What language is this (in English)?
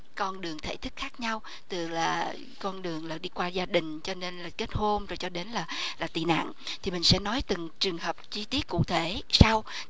Vietnamese